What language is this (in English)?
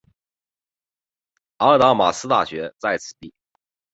Chinese